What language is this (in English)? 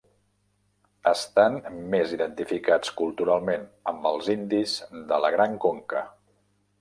Catalan